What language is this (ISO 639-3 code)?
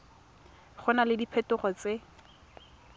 tsn